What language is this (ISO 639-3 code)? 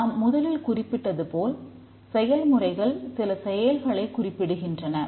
tam